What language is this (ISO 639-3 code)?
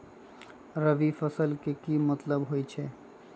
mag